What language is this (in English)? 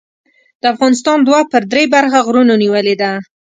Pashto